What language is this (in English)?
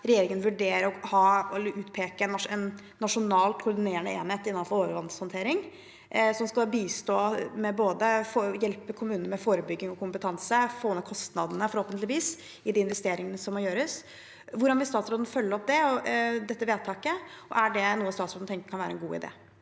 Norwegian